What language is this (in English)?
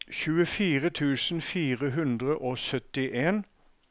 Norwegian